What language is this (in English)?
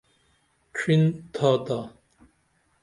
Dameli